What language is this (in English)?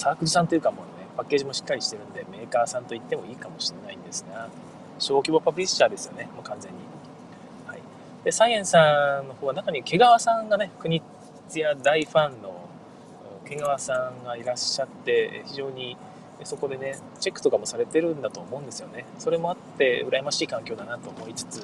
Japanese